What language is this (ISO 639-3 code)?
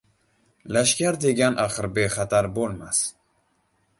uzb